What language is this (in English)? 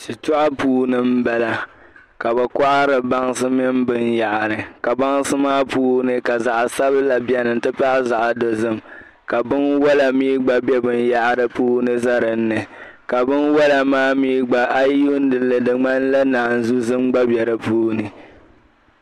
Dagbani